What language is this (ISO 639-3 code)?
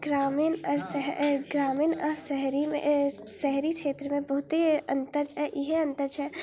mai